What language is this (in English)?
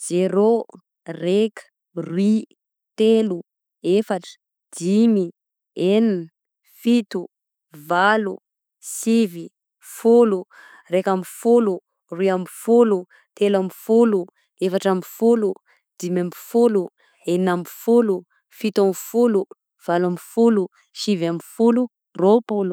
Southern Betsimisaraka Malagasy